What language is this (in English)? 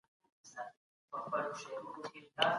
Pashto